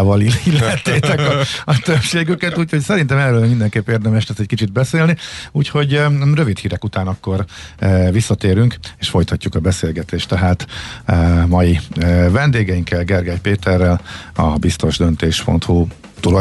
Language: Hungarian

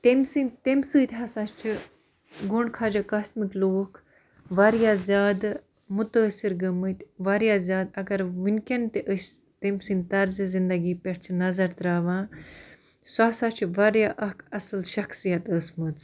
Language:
Kashmiri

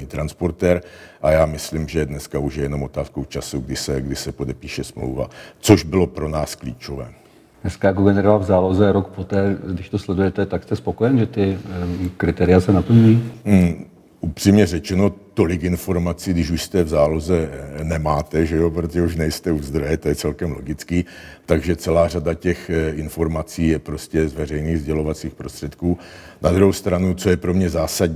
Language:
Czech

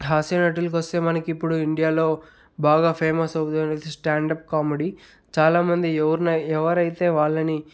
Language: Telugu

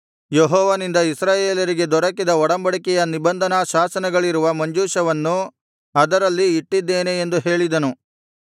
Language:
Kannada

